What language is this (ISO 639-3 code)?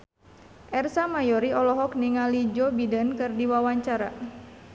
sun